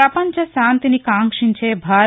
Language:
Telugu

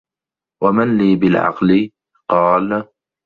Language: Arabic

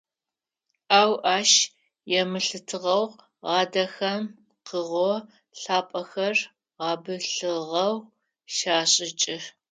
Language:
Adyghe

